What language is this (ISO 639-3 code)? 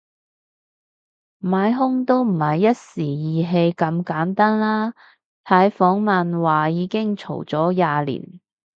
yue